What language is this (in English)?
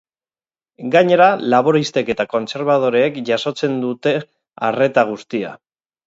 Basque